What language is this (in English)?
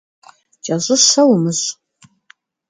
Kabardian